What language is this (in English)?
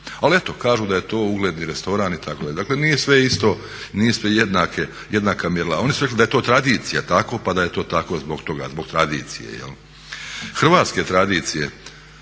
Croatian